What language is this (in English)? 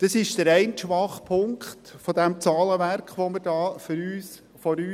Swiss German